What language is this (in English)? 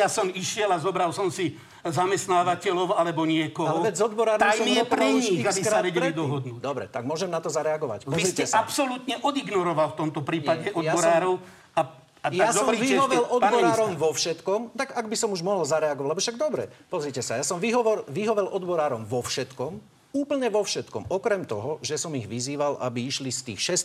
Slovak